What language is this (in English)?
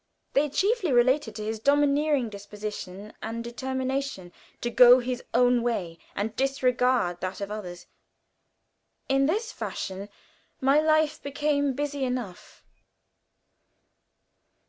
English